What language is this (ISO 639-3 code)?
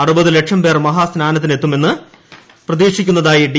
mal